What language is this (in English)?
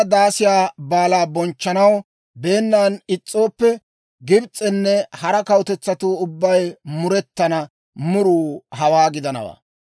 Dawro